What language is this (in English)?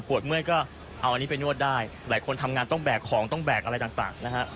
Thai